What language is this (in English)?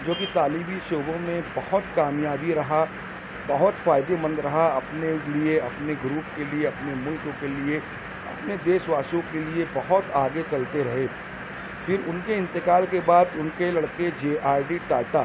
Urdu